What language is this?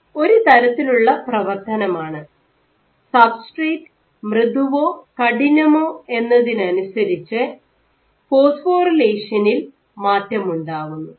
Malayalam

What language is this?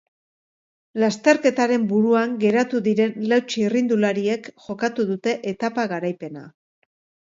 Basque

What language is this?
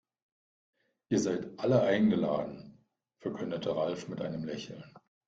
German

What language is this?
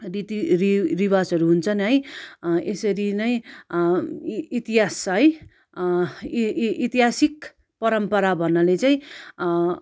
Nepali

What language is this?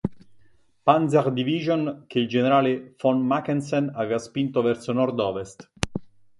Italian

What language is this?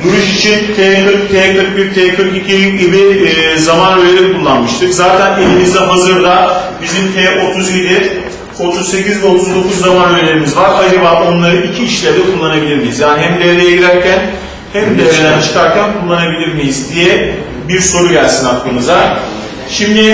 Turkish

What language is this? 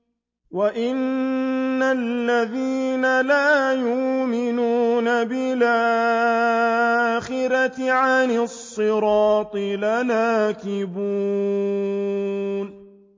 Arabic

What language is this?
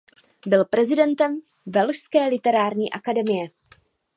Czech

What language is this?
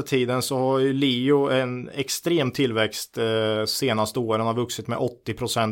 Swedish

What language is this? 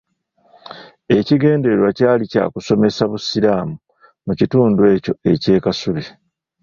Ganda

